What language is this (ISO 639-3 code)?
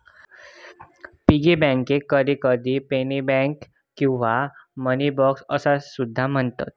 mar